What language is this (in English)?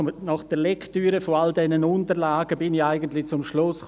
Swiss German